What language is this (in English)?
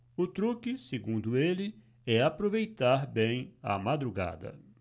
Portuguese